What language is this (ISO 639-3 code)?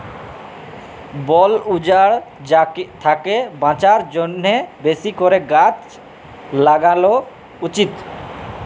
ben